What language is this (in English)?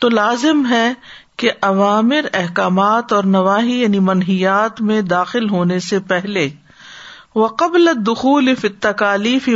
Urdu